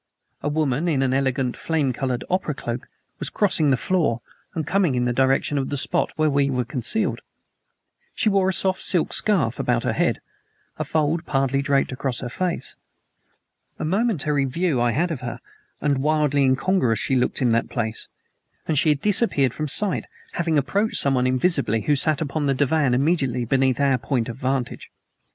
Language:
English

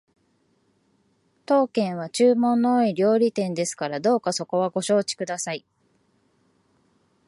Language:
Japanese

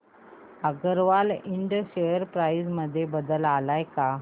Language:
Marathi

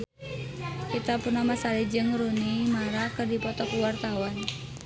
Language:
Sundanese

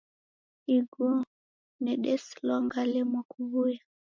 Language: Taita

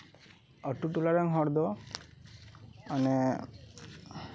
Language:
Santali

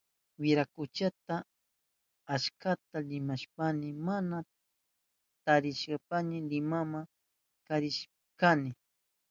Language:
Southern Pastaza Quechua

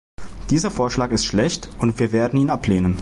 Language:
German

